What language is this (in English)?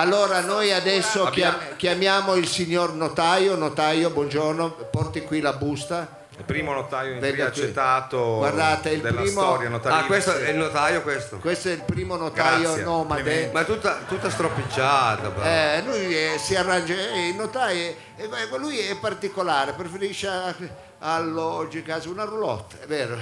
Italian